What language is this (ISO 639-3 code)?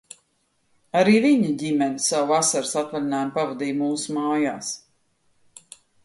lav